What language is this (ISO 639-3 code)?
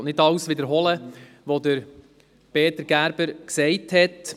gsw